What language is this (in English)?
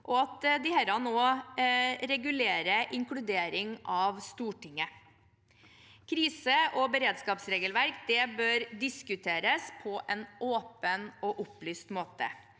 Norwegian